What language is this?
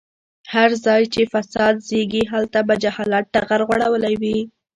Pashto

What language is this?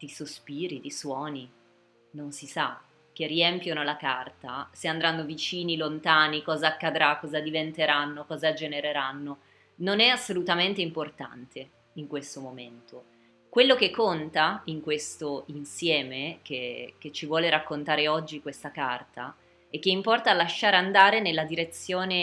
Italian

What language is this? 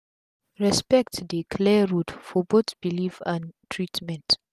Nigerian Pidgin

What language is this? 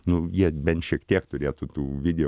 Lithuanian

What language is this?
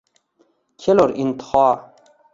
Uzbek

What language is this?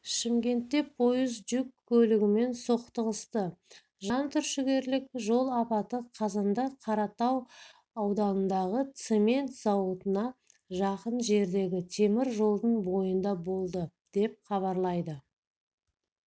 Kazakh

